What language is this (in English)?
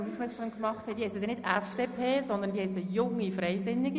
Swiss German